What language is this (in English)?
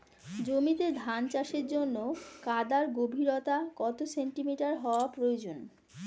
Bangla